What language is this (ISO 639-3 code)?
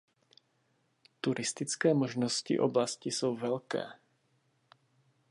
ces